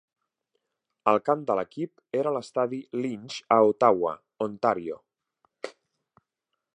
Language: Catalan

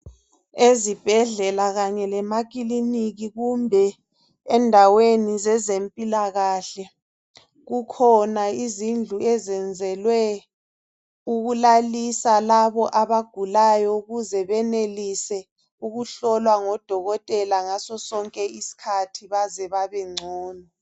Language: North Ndebele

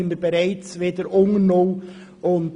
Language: Swiss German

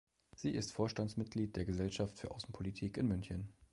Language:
German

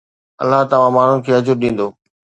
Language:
Sindhi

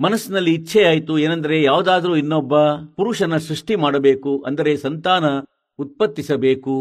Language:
Kannada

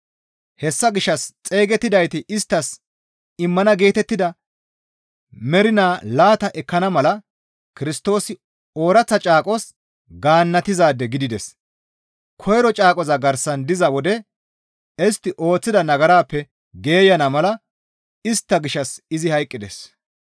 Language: Gamo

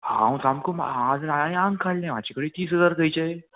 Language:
Konkani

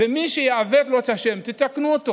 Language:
Hebrew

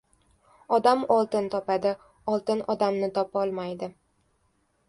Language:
Uzbek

